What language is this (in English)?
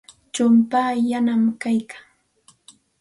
Santa Ana de Tusi Pasco Quechua